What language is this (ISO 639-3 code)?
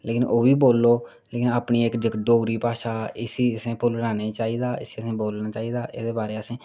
doi